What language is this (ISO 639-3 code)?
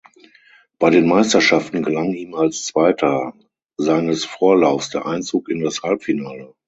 deu